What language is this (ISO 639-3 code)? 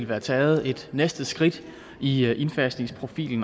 dan